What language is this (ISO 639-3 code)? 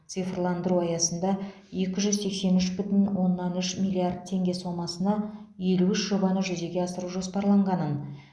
kaz